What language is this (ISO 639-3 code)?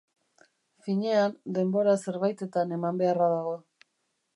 eus